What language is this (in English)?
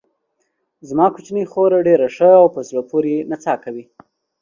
Pashto